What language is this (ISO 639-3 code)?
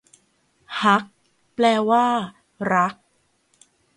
tha